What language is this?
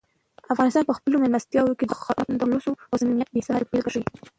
Pashto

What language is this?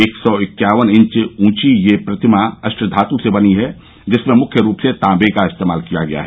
Hindi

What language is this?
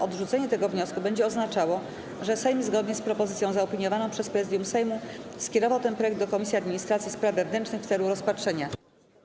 Polish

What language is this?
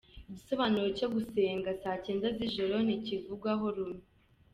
Kinyarwanda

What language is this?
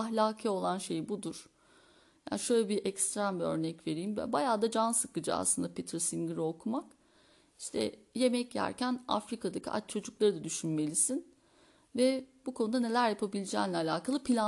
Turkish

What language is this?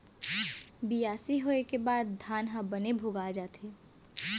Chhattisgarhi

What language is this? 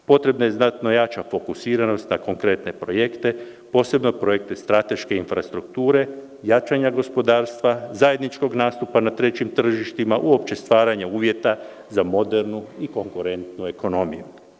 Serbian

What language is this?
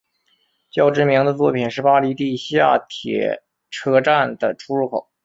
Chinese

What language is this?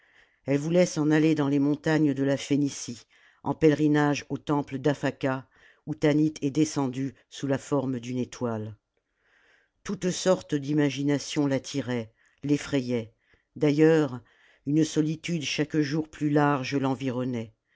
French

